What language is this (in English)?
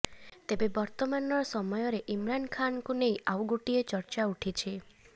Odia